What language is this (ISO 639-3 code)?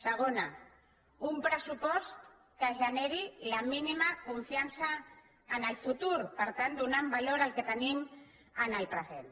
cat